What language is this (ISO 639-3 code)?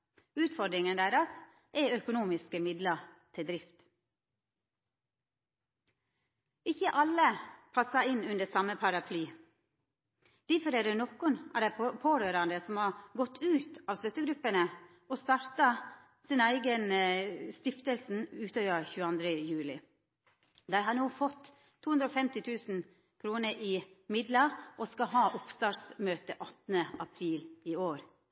nno